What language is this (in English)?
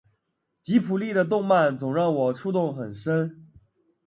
Chinese